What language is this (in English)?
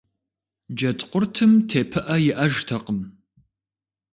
Kabardian